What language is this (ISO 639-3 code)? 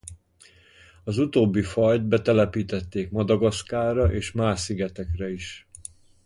hun